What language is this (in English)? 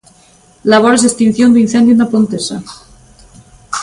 Galician